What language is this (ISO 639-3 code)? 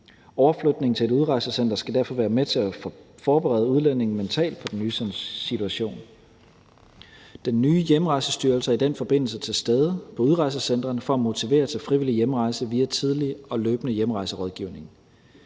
dan